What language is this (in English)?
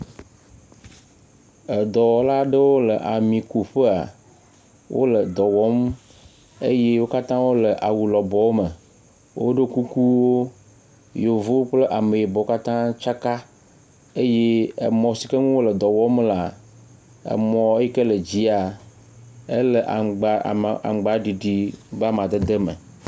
Ewe